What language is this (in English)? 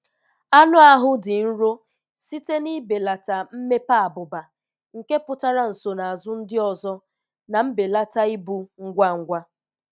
Igbo